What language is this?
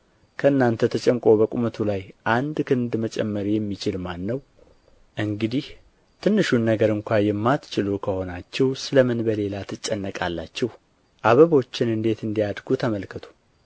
Amharic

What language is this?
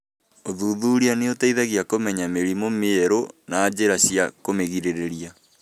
Kikuyu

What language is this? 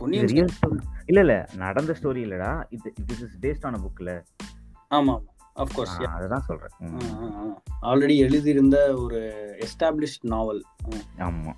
Tamil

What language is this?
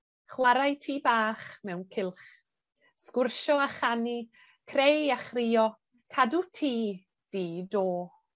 Welsh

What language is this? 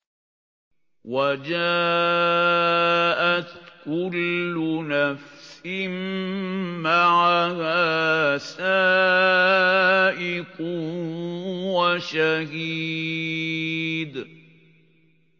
Arabic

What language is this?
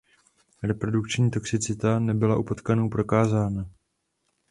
Czech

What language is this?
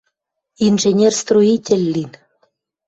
Western Mari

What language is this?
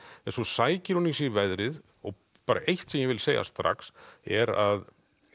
Icelandic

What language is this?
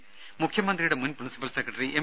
Malayalam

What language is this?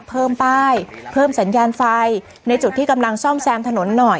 Thai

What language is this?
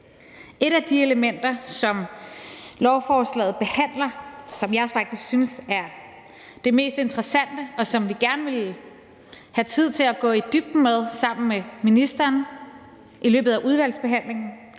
Danish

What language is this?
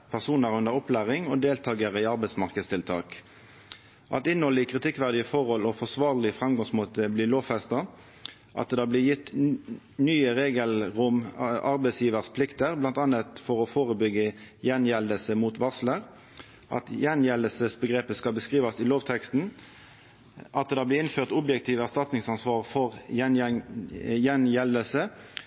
Norwegian Nynorsk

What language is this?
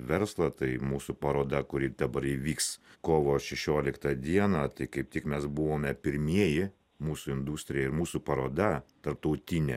Lithuanian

